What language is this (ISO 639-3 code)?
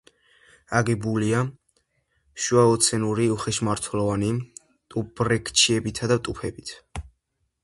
kat